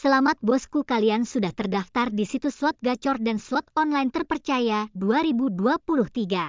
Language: Indonesian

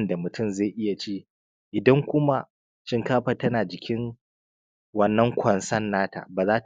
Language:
Hausa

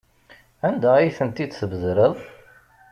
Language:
Kabyle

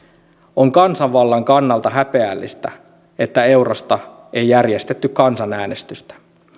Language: Finnish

